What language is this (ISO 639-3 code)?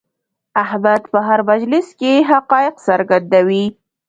pus